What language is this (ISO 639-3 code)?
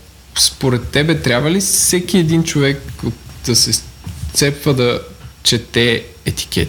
bul